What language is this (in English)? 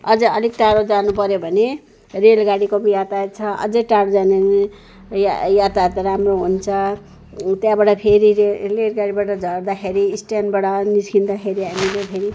Nepali